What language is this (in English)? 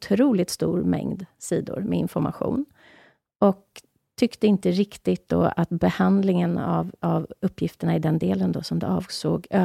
Swedish